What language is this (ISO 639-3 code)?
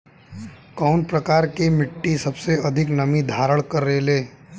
bho